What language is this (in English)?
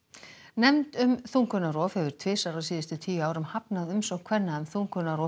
Icelandic